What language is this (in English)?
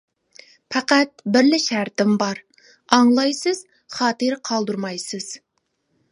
Uyghur